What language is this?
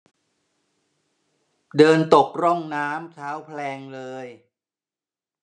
Thai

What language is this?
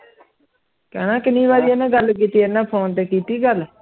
Punjabi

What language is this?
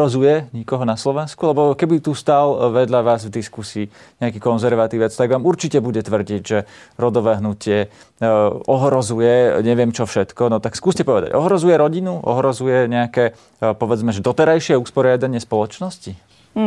Slovak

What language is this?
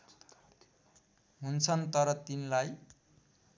Nepali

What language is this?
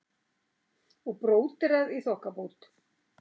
Icelandic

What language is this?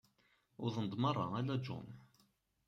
Kabyle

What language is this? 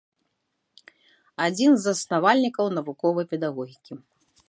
Belarusian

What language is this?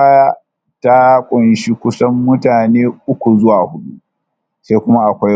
Hausa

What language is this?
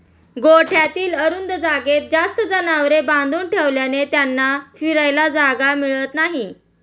Marathi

